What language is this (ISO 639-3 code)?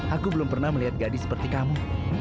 ind